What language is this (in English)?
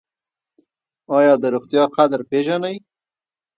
Pashto